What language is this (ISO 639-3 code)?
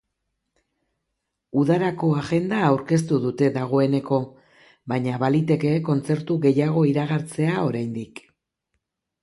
eus